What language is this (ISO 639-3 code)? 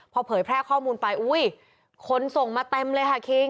tha